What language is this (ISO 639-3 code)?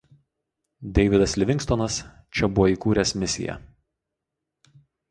lit